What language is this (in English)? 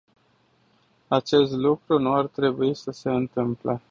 Romanian